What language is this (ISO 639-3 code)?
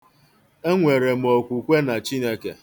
ibo